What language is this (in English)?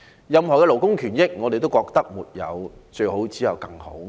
Cantonese